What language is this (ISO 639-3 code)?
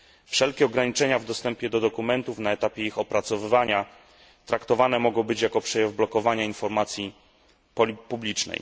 pol